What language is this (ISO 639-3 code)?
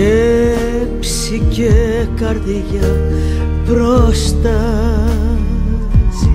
ell